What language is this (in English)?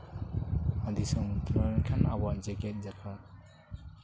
Santali